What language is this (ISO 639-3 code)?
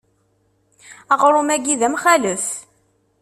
kab